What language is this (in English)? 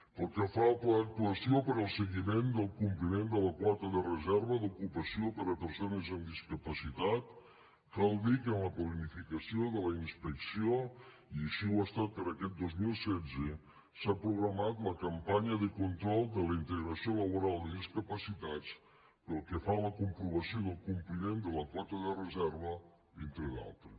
Catalan